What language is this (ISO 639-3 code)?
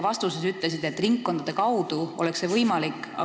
est